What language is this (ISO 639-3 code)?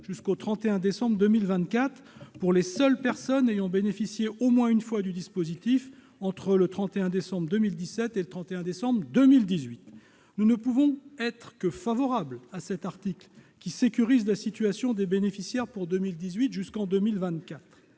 fra